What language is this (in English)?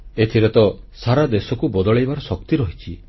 Odia